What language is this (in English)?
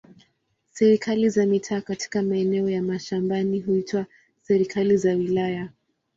Swahili